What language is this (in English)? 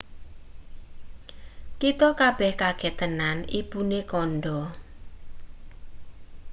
Javanese